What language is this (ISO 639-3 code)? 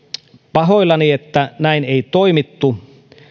fin